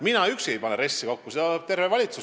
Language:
Estonian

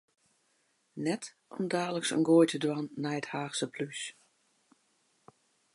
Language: Western Frisian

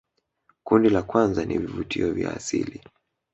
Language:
Swahili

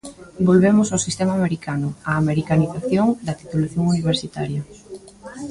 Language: Galician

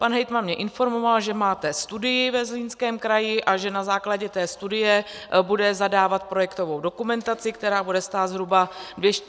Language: Czech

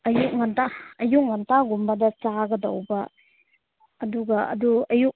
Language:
Manipuri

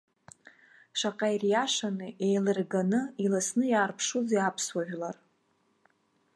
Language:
Abkhazian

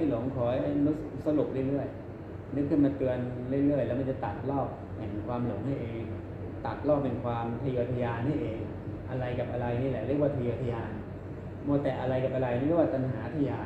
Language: Thai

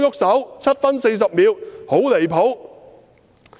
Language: Cantonese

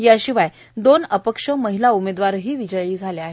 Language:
Marathi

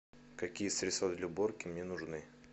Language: Russian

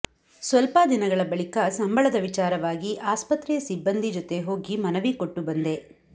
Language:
Kannada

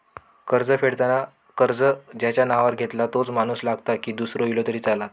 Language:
Marathi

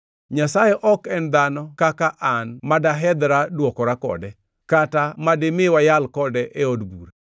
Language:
Luo (Kenya and Tanzania)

